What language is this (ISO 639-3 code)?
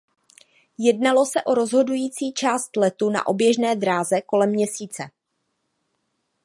ces